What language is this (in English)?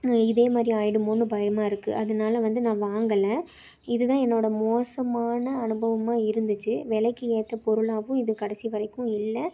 Tamil